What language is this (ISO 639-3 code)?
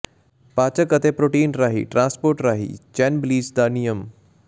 pan